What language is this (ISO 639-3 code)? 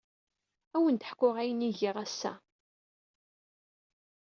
kab